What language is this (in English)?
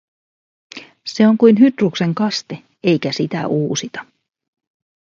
Finnish